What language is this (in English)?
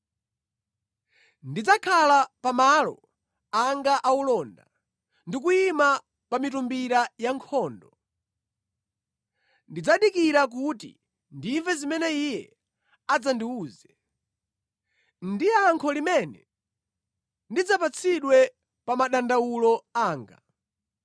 Nyanja